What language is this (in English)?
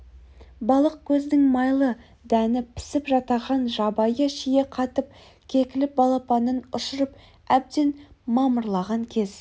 Kazakh